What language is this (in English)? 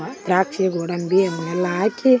Kannada